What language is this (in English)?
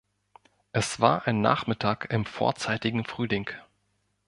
German